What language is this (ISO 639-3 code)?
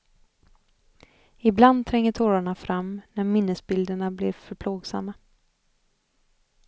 swe